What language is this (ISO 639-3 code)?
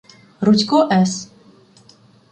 ukr